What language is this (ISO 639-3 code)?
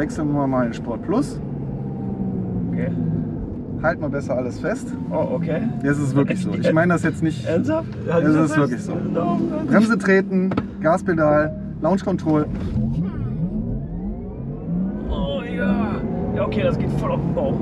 deu